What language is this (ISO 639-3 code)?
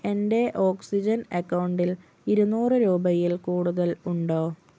mal